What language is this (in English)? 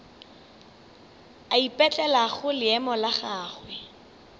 Northern Sotho